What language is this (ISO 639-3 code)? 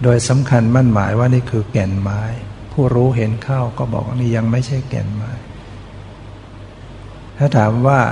tha